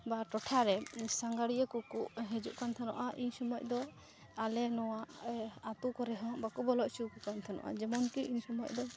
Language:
Santali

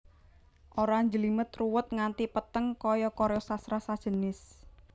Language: Javanese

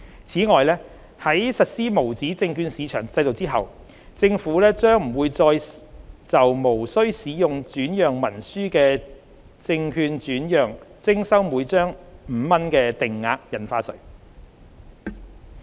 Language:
Cantonese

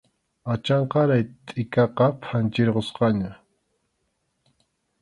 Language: Arequipa-La Unión Quechua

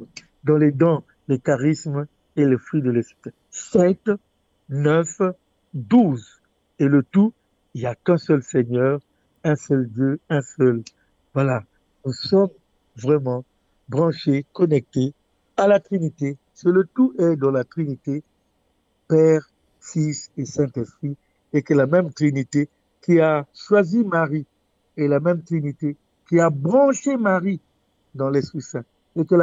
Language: French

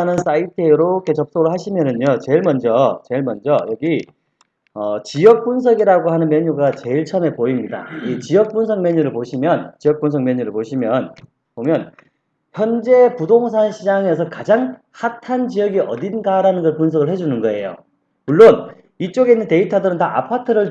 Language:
Korean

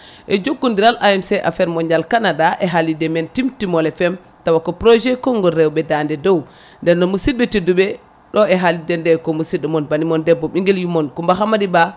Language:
Fula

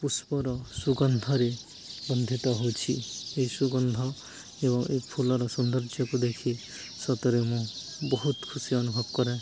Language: Odia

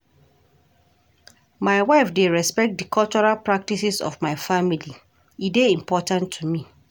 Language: Nigerian Pidgin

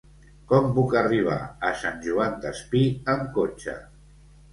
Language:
Catalan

